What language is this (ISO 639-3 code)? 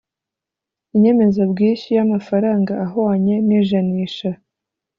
kin